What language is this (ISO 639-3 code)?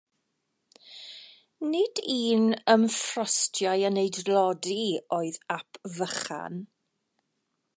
cym